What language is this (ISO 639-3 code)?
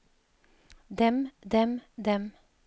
nor